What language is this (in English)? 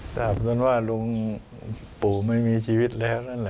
Thai